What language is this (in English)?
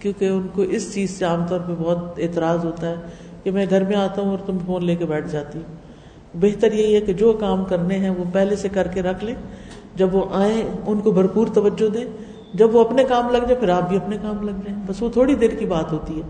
Urdu